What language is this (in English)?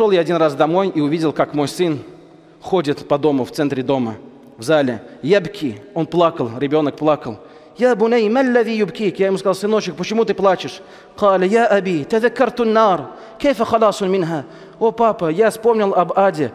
Russian